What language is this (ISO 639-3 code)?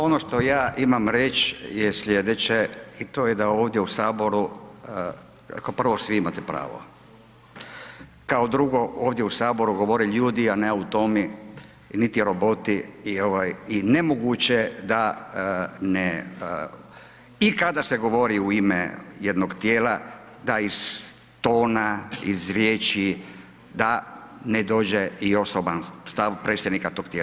hrv